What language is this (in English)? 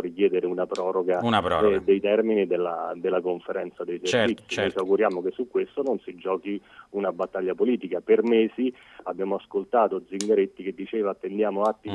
Italian